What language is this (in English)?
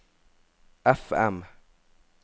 Norwegian